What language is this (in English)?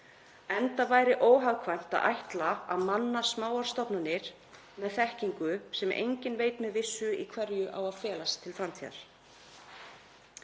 Icelandic